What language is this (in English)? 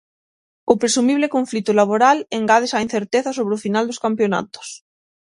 Galician